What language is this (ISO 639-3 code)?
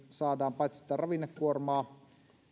fin